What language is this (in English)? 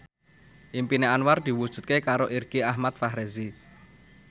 Javanese